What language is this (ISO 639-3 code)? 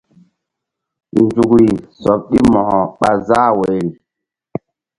mdd